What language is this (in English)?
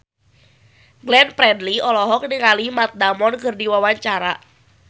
Sundanese